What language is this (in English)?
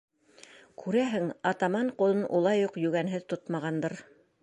Bashkir